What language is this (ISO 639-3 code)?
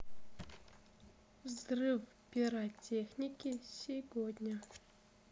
rus